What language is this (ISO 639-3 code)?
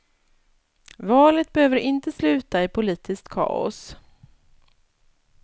swe